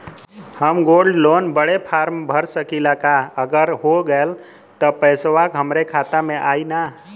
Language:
Bhojpuri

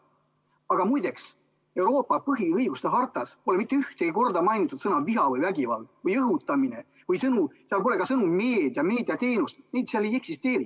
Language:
Estonian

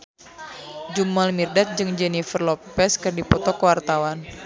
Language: Sundanese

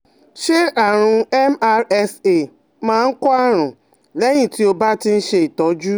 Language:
Yoruba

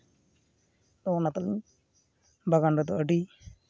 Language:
Santali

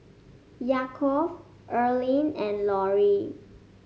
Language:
English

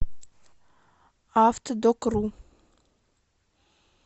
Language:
Russian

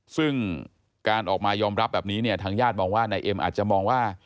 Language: Thai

